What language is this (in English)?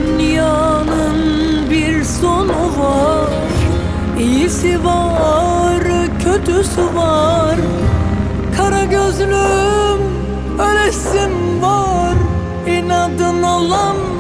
Turkish